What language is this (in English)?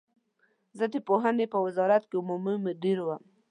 Pashto